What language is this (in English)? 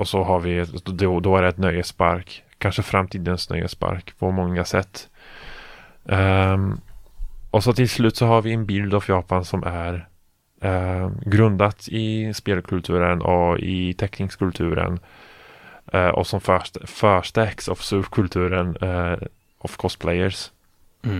Swedish